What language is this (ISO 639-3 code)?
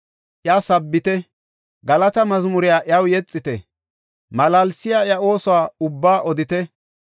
gof